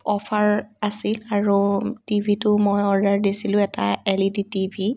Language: Assamese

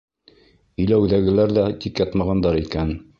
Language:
Bashkir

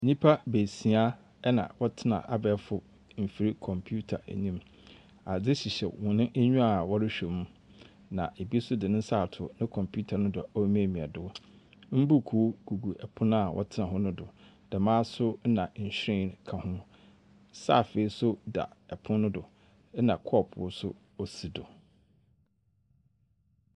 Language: Akan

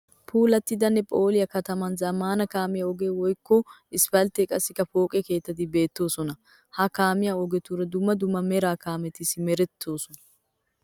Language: Wolaytta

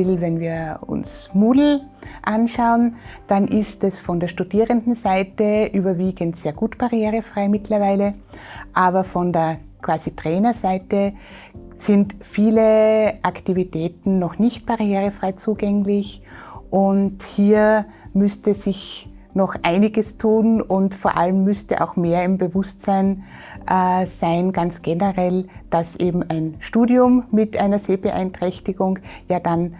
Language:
German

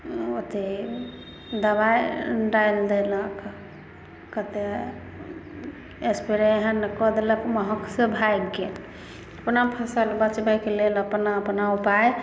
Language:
Maithili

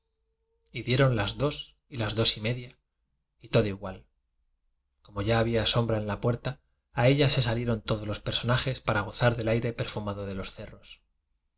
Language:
Spanish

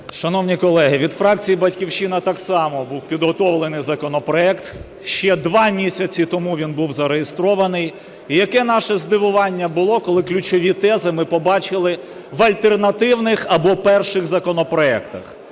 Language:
Ukrainian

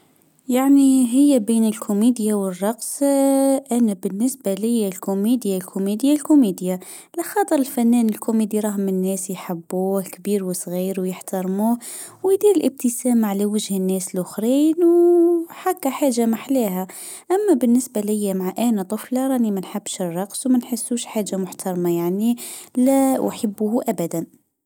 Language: Tunisian Arabic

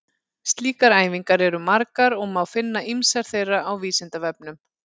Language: Icelandic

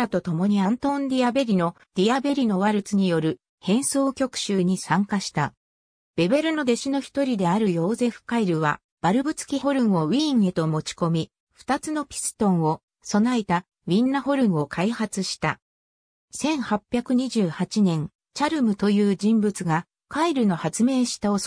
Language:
Japanese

